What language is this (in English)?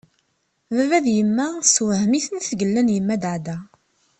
Kabyle